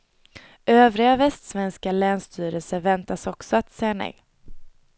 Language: Swedish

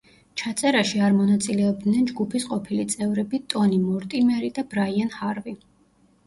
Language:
Georgian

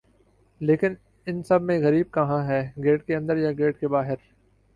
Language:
Urdu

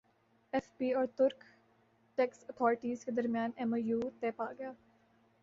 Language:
Urdu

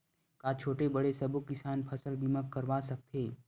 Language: Chhattisgarhi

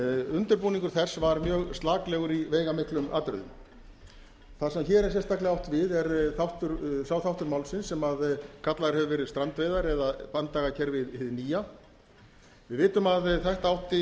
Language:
Icelandic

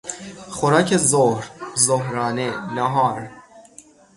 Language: Persian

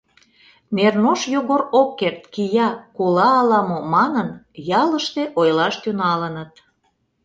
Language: Mari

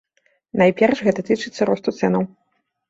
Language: Belarusian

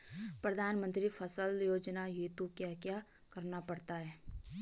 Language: Hindi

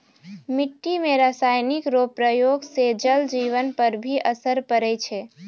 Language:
Maithili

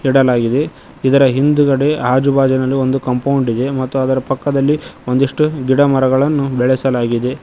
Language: Kannada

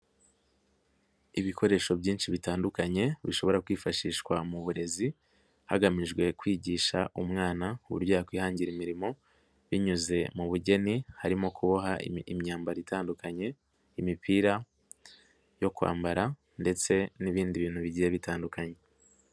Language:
Kinyarwanda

